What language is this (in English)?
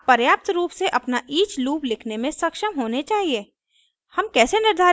Hindi